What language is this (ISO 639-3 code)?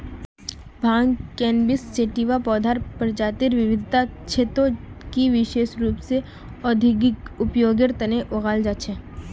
mag